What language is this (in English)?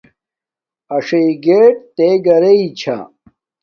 Domaaki